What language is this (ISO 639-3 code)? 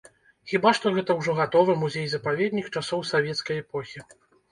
bel